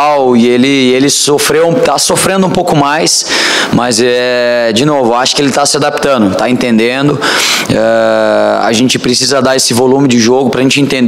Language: Portuguese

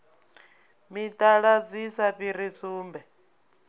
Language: Venda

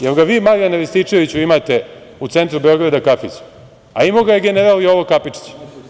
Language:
Serbian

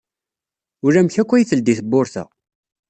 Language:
Kabyle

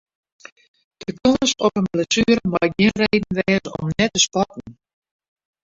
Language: Western Frisian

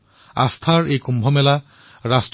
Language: Assamese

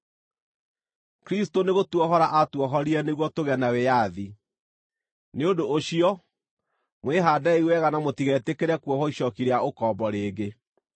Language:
Kikuyu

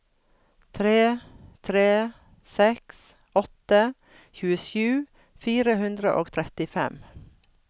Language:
Norwegian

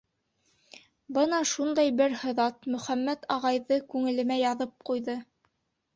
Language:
Bashkir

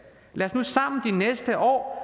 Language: Danish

